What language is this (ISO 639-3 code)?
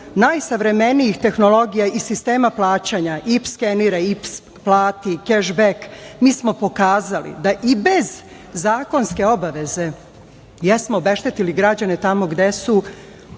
srp